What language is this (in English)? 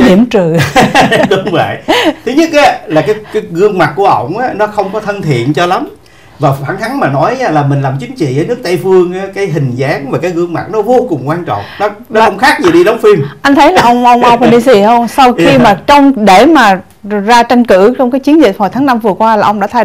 Vietnamese